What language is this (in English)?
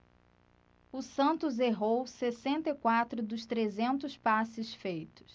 Portuguese